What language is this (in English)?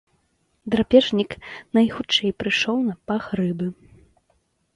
Belarusian